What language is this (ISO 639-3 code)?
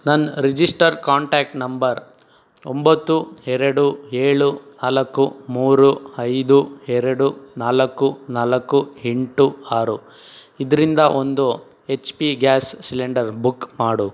kan